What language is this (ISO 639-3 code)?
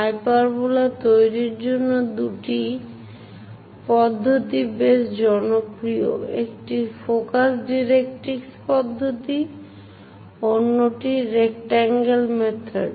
ben